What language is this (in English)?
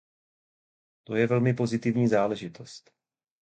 Czech